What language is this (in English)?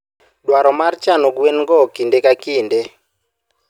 Luo (Kenya and Tanzania)